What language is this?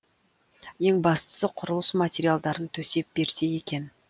Kazakh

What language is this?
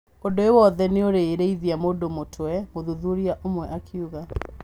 Kikuyu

